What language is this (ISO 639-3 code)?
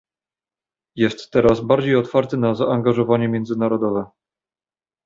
pol